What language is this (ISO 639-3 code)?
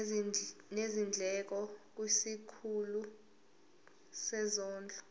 zul